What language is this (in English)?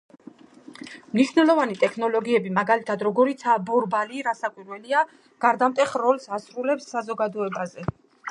Georgian